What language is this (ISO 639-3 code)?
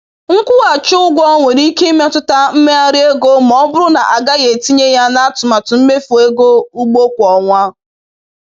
ibo